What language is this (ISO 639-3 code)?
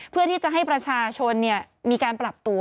tha